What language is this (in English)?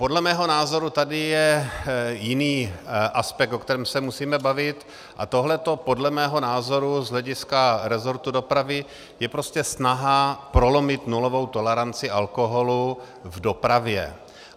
Czech